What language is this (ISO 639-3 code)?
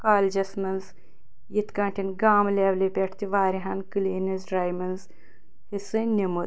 kas